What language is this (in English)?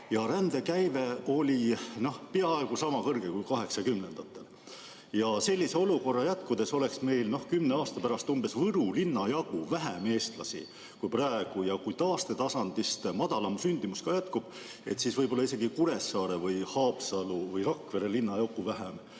Estonian